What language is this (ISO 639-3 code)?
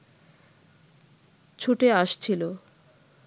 ben